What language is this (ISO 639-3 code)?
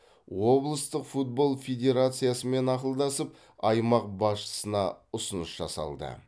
kaz